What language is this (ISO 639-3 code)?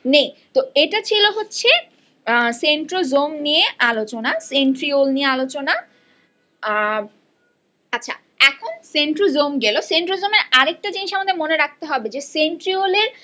ben